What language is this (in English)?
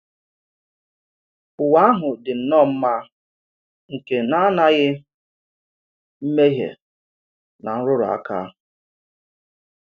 Igbo